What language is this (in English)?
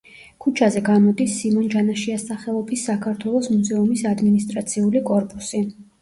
Georgian